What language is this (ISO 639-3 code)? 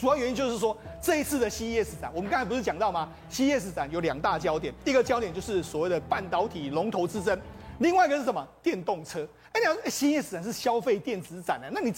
zho